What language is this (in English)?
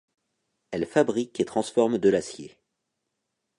French